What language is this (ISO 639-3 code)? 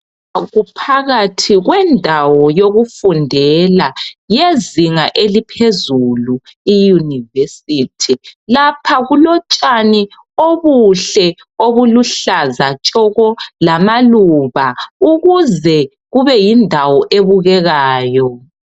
nde